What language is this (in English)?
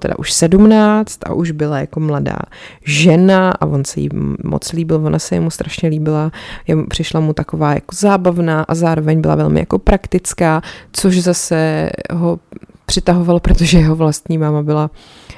Czech